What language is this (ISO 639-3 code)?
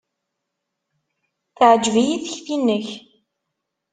kab